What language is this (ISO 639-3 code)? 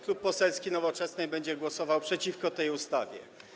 pol